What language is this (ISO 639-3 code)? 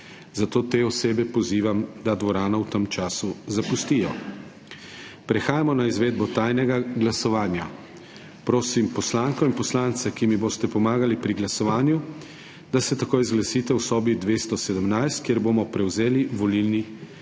slv